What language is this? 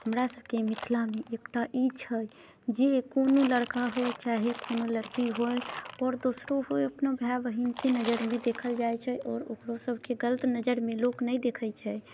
Maithili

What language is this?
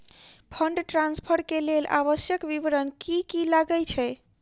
Maithili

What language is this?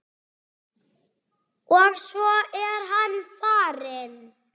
Icelandic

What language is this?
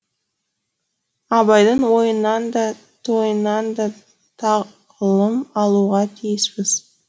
Kazakh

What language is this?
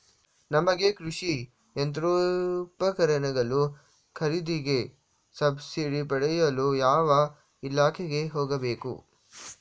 Kannada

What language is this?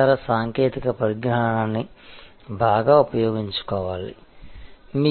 Telugu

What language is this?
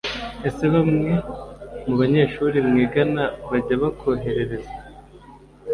Kinyarwanda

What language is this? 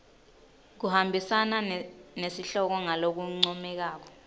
Swati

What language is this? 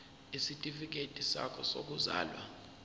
Zulu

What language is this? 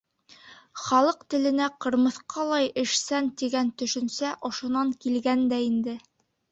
Bashkir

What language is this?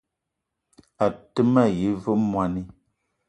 Eton (Cameroon)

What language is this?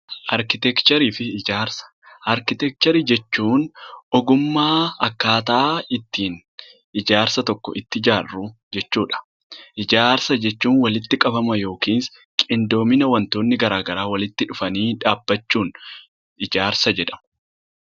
Oromo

